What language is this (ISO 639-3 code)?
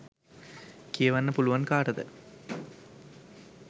sin